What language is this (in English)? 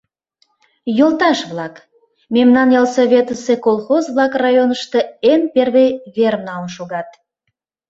Mari